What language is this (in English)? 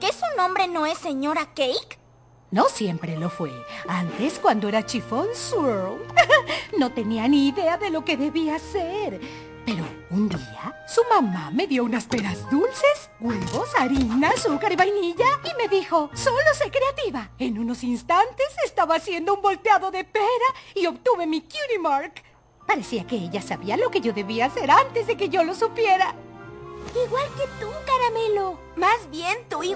Spanish